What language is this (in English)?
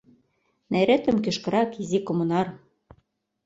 Mari